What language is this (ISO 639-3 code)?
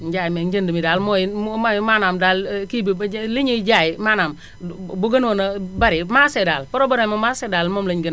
wol